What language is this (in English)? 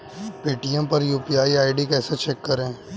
Hindi